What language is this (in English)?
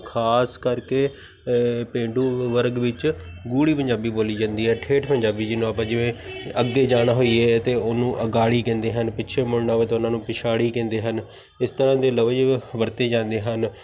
Punjabi